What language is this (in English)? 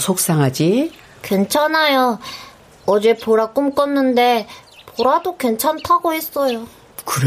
Korean